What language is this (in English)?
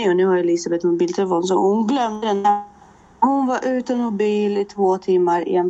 Swedish